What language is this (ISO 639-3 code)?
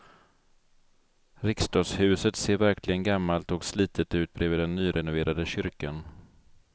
swe